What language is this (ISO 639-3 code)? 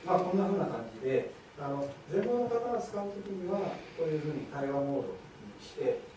jpn